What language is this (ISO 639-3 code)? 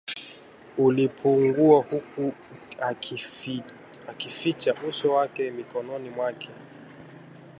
swa